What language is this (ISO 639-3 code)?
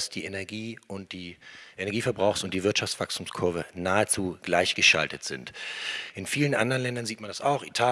deu